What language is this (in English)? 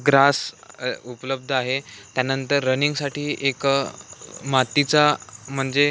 Marathi